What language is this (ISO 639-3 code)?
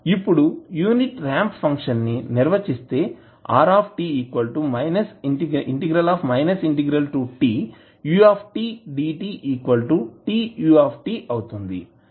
tel